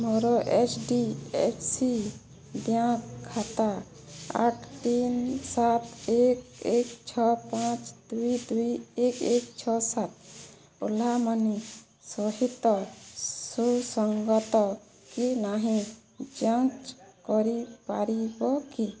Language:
Odia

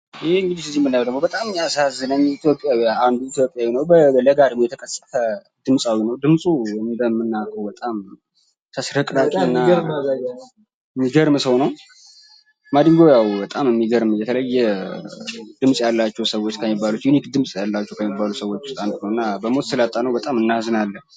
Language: Amharic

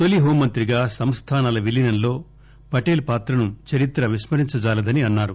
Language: Telugu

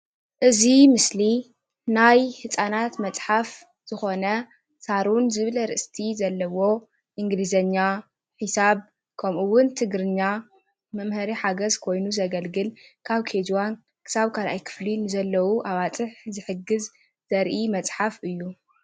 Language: Tigrinya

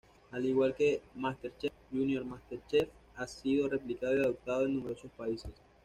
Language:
Spanish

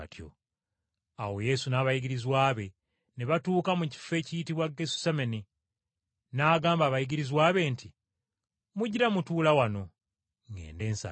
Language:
Ganda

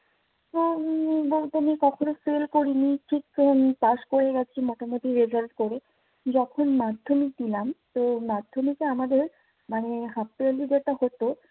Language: Bangla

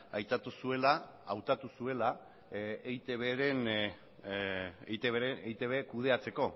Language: Basque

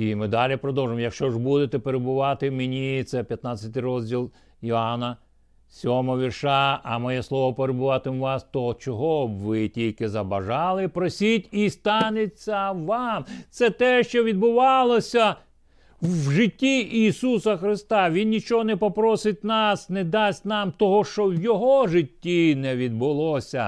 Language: Ukrainian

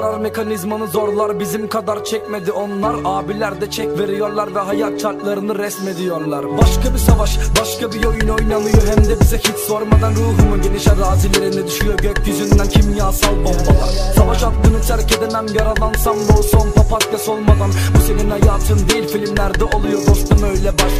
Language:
Turkish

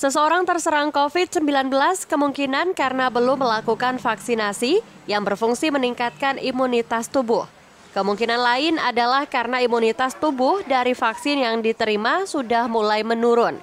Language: Indonesian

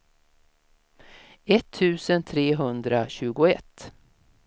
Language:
Swedish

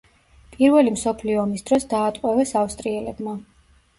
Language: Georgian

